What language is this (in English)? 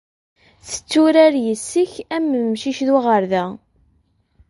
Kabyle